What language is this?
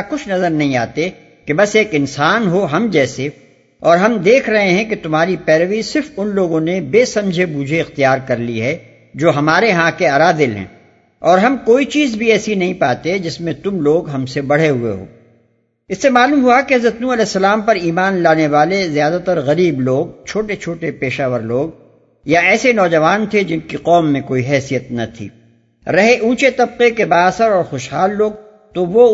Urdu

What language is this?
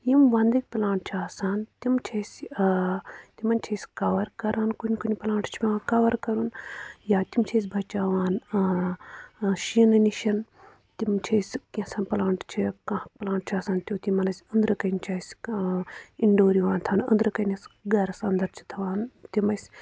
Kashmiri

